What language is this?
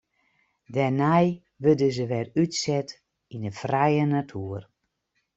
Western Frisian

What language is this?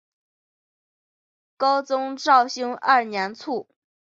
Chinese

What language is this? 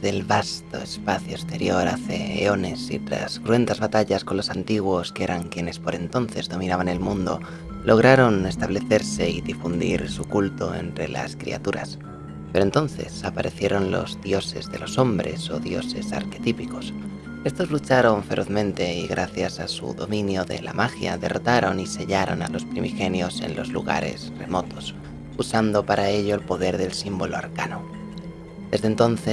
Spanish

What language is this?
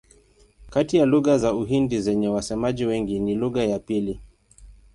Swahili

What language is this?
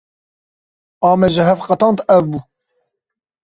Kurdish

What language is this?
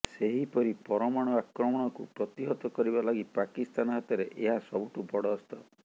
Odia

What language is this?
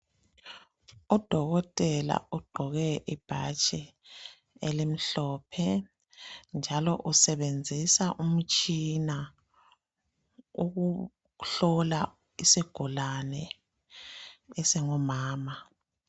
North Ndebele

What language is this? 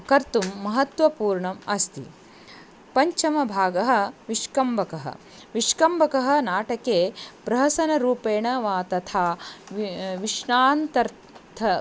Sanskrit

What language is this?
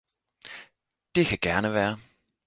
Danish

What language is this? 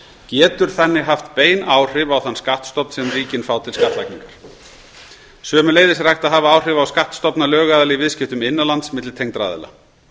Icelandic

